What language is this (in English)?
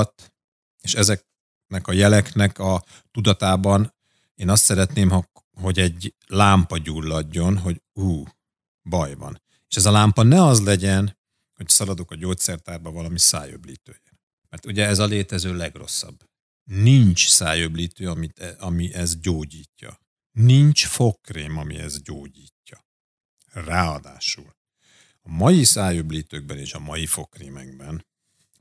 Hungarian